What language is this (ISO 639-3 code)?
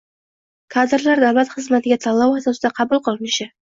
uzb